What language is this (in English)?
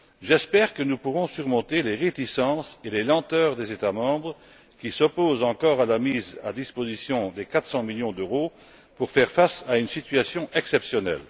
French